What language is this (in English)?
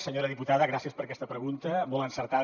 Catalan